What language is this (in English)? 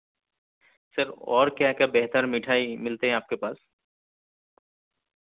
Urdu